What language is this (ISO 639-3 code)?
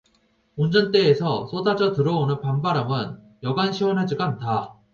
kor